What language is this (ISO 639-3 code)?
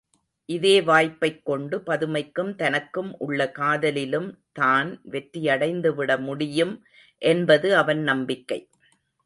tam